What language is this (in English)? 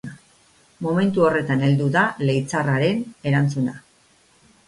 Basque